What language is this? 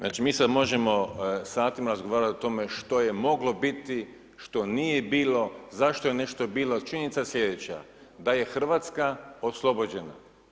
Croatian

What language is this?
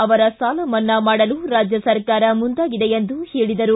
Kannada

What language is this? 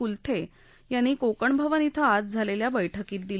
Marathi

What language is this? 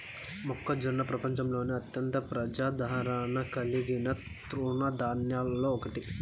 Telugu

